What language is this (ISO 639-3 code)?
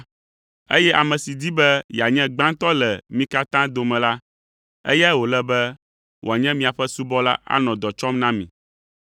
ewe